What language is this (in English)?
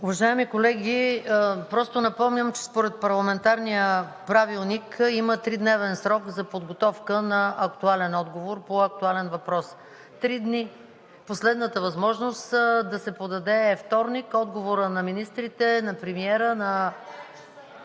Bulgarian